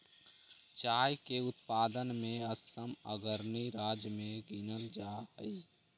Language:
Magahi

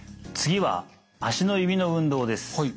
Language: Japanese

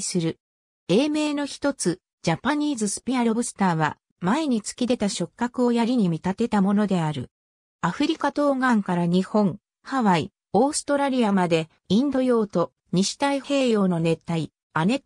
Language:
Japanese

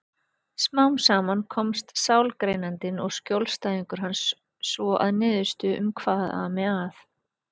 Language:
Icelandic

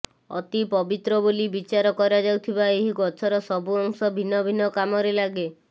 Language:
Odia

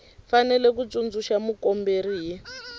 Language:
Tsonga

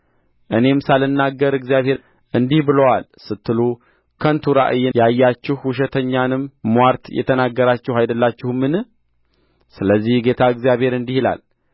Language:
Amharic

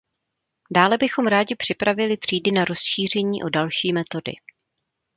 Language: Czech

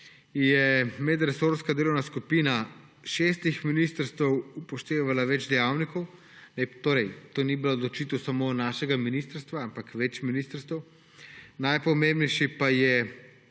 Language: Slovenian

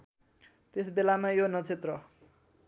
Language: Nepali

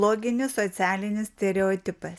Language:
Lithuanian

